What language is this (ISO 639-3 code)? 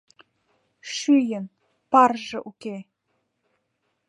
chm